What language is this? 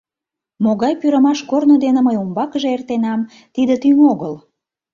Mari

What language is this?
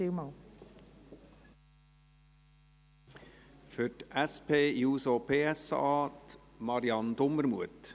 Swiss German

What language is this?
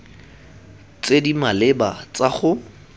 Tswana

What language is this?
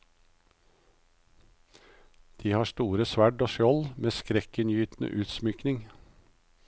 Norwegian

